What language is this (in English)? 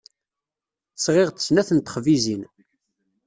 Kabyle